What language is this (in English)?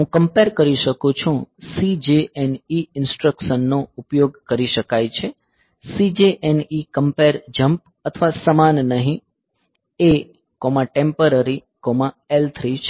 Gujarati